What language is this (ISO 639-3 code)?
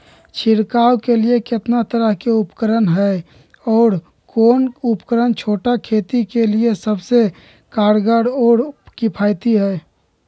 mag